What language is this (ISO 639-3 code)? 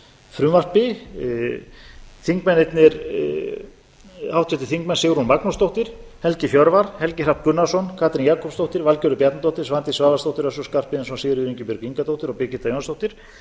isl